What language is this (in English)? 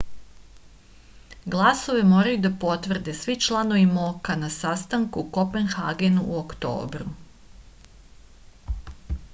Serbian